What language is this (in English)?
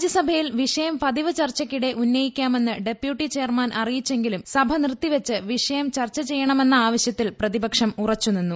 Malayalam